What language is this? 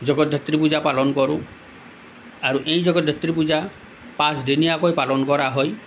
Assamese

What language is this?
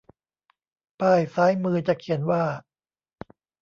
Thai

